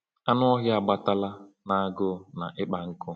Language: Igbo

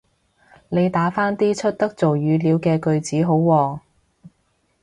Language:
Cantonese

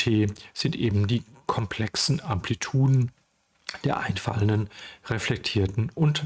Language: German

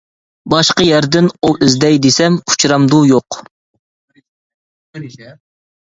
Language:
Uyghur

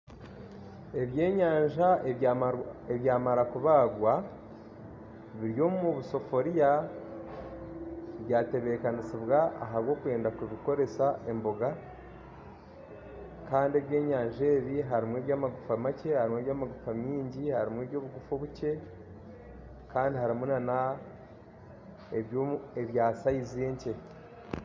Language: Nyankole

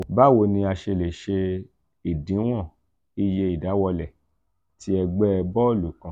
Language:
Yoruba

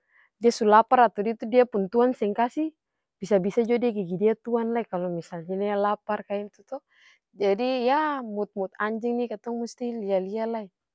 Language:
Ambonese Malay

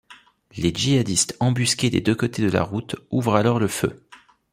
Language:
French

